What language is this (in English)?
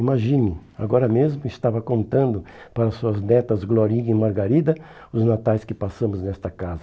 Portuguese